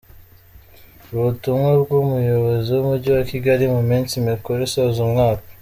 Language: Kinyarwanda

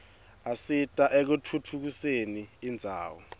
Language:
Swati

